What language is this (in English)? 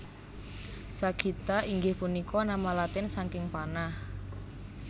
Javanese